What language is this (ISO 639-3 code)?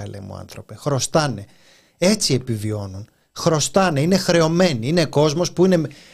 ell